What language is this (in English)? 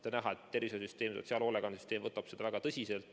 Estonian